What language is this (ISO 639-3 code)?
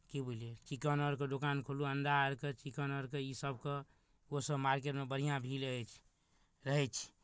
mai